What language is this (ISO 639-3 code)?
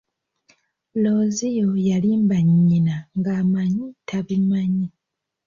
lug